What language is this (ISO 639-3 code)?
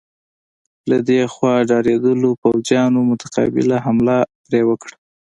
pus